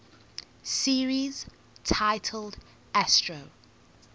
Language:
English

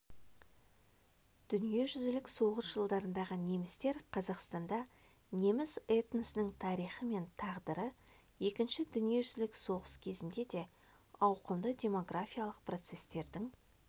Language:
Kazakh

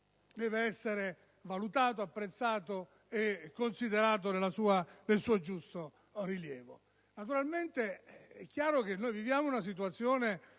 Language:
Italian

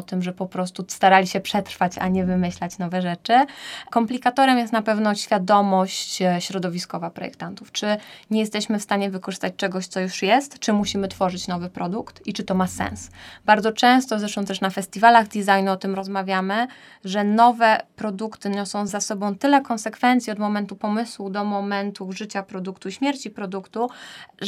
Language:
Polish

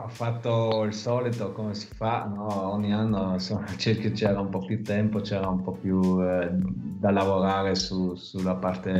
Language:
Italian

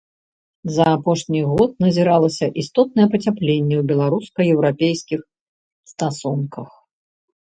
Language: Belarusian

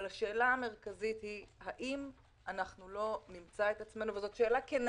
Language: Hebrew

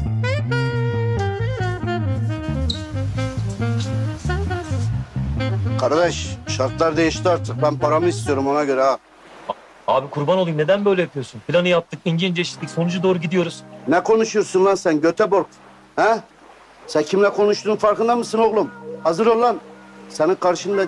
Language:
Turkish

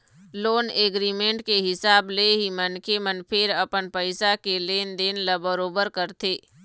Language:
Chhattisgarhi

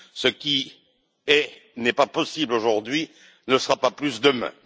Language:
French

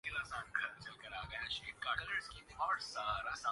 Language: Urdu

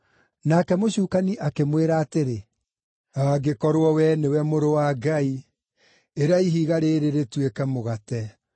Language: Kikuyu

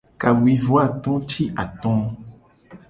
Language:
Gen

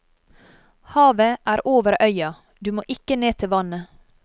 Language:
Norwegian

